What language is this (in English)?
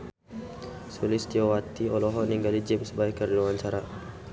Sundanese